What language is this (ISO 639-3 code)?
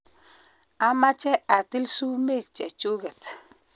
kln